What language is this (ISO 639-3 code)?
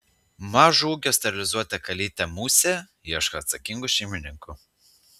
lit